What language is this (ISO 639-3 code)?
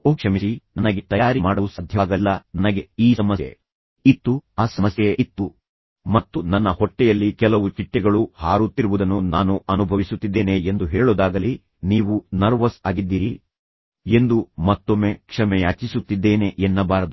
kan